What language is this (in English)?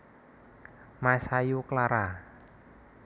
Javanese